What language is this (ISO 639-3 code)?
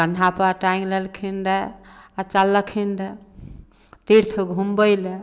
mai